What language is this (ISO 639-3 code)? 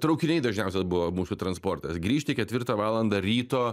lit